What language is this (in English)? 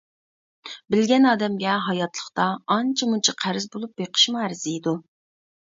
Uyghur